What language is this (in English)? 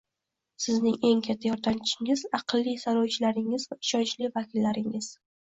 Uzbek